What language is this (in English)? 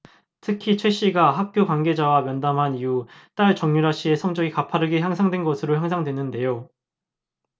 Korean